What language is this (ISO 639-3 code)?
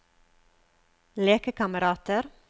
nor